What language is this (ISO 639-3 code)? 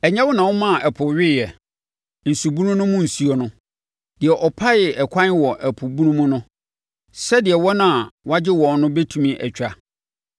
aka